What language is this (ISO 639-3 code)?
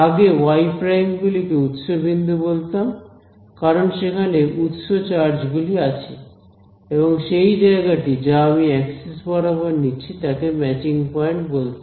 ben